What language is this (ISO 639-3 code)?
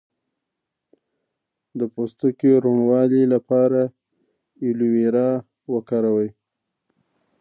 pus